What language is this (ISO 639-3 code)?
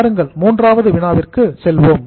tam